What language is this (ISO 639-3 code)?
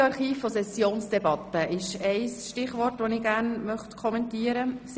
gsw